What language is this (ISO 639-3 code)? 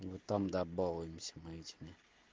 rus